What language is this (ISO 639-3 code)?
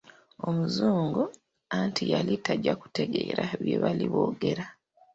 lug